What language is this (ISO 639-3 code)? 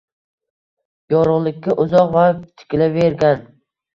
uzb